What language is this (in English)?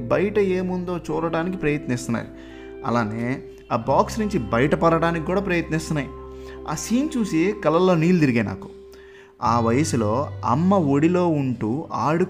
Telugu